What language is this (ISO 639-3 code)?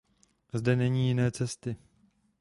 ces